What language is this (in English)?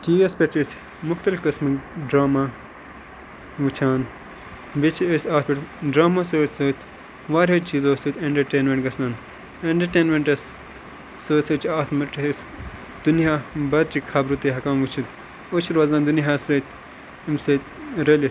Kashmiri